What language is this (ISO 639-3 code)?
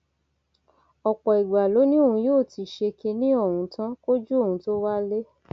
yor